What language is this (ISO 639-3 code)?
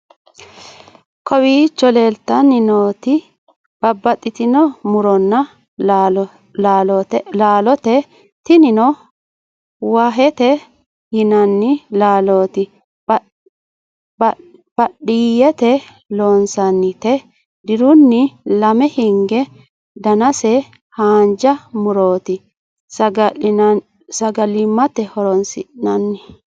sid